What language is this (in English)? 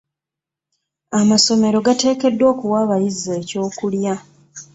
Ganda